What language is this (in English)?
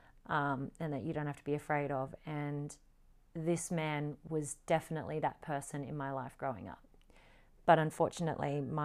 English